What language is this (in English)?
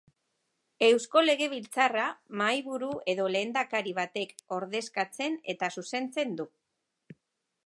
Basque